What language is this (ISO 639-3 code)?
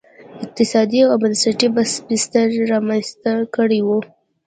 pus